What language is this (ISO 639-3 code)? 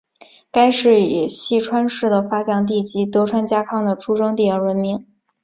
zho